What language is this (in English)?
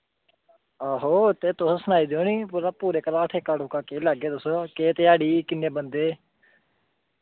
Dogri